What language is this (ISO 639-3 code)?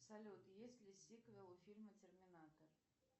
rus